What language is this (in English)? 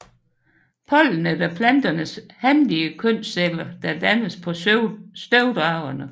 Danish